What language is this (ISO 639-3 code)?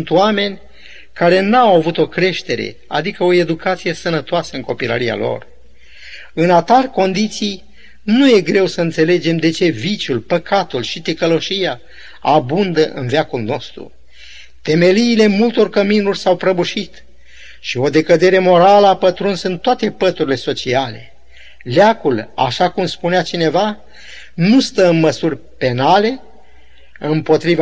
ron